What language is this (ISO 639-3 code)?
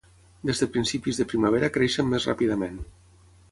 cat